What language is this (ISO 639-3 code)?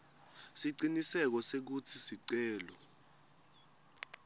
ssw